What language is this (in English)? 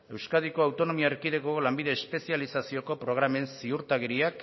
Basque